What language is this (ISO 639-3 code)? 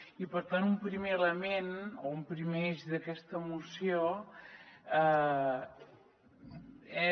cat